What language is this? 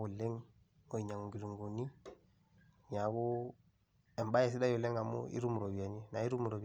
Masai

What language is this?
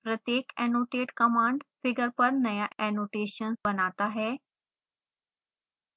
Hindi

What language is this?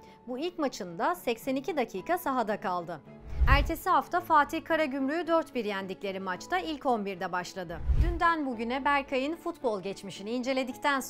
Turkish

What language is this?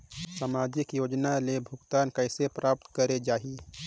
Chhattisgarhi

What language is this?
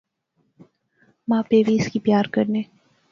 Pahari-Potwari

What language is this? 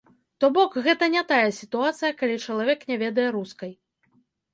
Belarusian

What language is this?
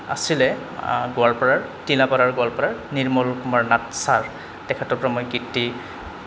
Assamese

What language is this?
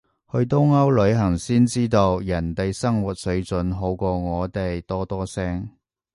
Cantonese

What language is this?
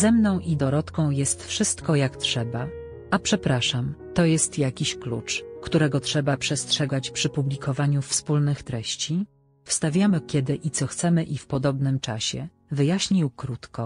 Polish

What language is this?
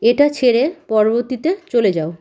Bangla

